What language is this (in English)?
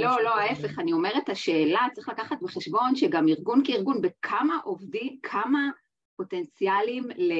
Hebrew